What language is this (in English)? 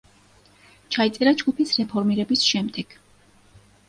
Georgian